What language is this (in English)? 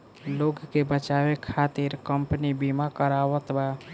Bhojpuri